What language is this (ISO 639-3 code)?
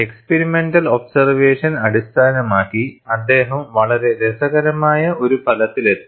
mal